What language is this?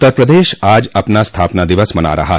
Hindi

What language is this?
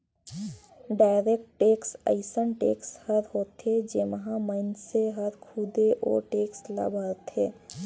Chhattisgarhi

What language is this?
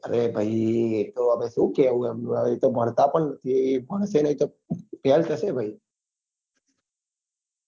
Gujarati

